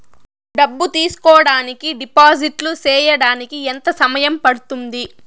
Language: Telugu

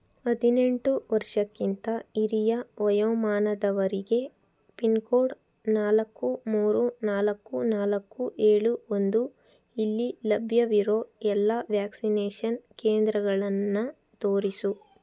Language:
Kannada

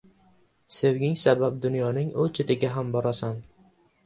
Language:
Uzbek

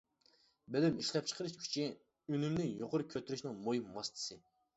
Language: Uyghur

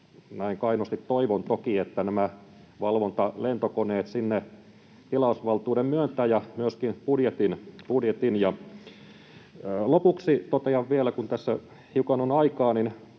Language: Finnish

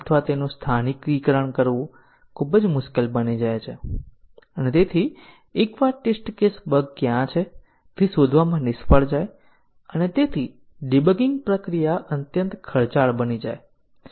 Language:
Gujarati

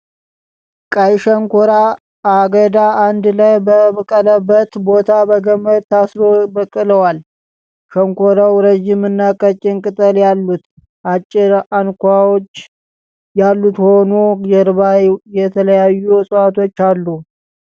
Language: Amharic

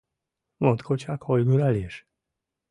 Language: Mari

